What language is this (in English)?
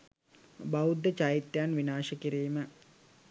Sinhala